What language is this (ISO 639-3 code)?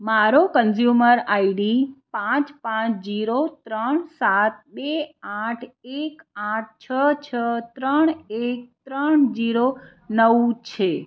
guj